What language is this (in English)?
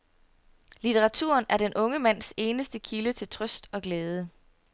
Danish